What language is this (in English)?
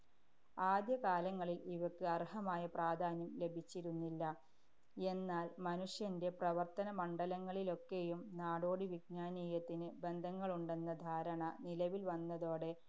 Malayalam